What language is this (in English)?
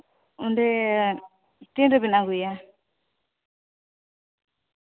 Santali